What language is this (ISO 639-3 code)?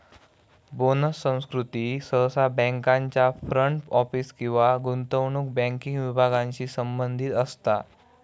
mar